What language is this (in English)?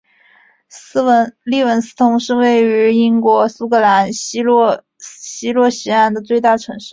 Chinese